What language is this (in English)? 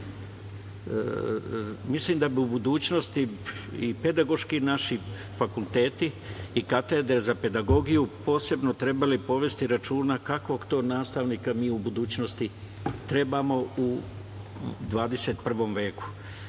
Serbian